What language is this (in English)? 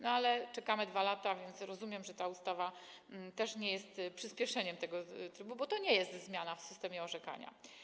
Polish